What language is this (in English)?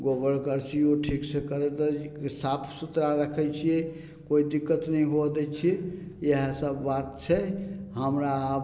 Maithili